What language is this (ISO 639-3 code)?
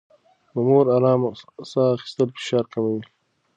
pus